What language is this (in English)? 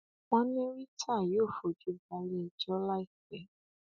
Yoruba